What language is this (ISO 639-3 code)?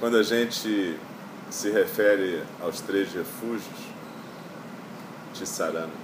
por